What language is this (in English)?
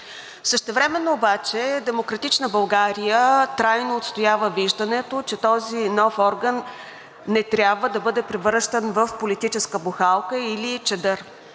Bulgarian